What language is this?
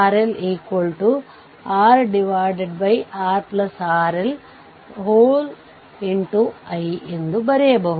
Kannada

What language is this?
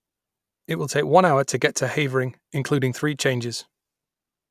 English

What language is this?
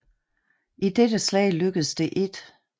Danish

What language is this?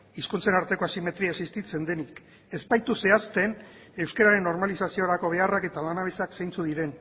Basque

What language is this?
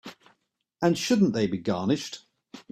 English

